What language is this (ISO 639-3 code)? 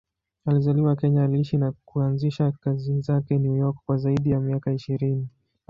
swa